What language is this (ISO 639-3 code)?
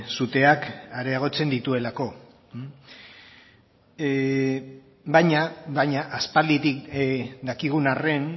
eus